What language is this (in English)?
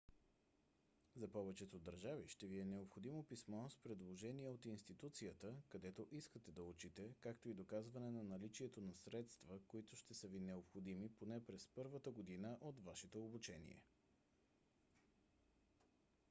Bulgarian